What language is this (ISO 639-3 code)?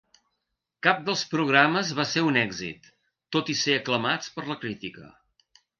cat